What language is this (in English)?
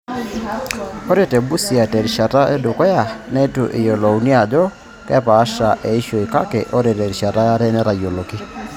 Masai